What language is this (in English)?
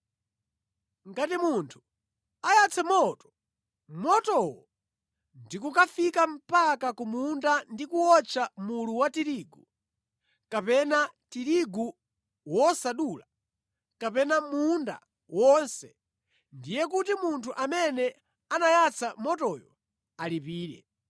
Nyanja